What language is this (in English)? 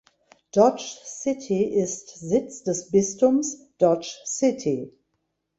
German